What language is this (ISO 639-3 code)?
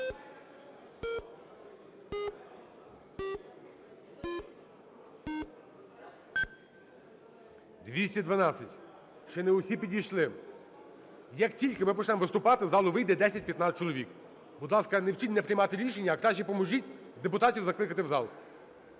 ukr